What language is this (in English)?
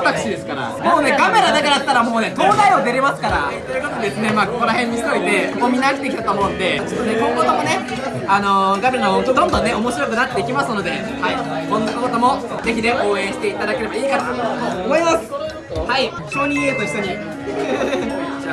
Japanese